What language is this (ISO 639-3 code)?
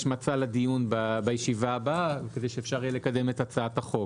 heb